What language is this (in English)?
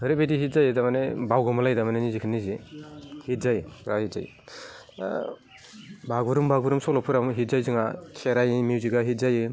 Bodo